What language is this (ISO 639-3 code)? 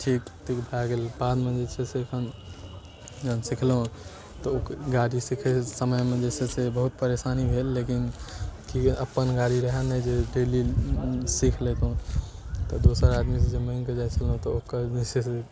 mai